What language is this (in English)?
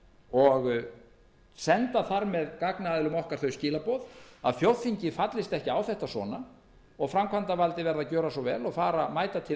Icelandic